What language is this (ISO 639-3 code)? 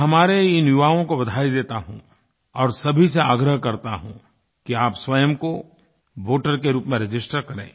hin